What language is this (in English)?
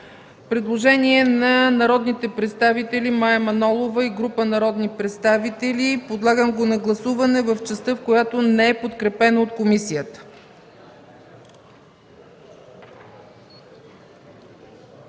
Bulgarian